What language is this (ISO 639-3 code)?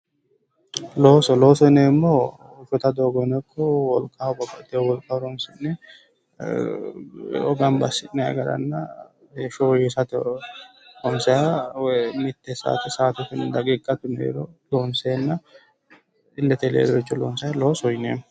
sid